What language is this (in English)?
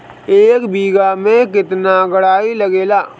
Bhojpuri